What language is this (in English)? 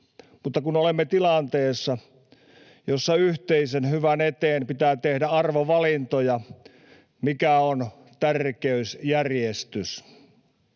Finnish